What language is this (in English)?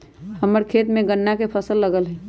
Magahi